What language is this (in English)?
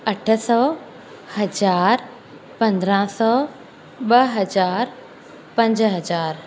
Sindhi